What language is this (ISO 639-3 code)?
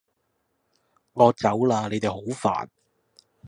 yue